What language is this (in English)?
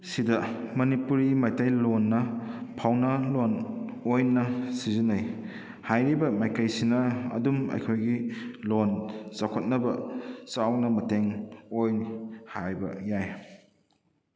Manipuri